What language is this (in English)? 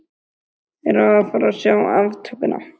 Icelandic